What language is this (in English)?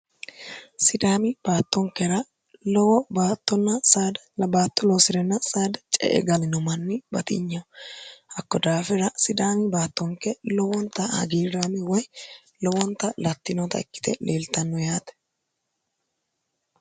Sidamo